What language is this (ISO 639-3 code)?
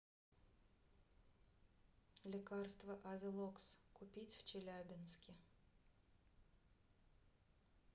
rus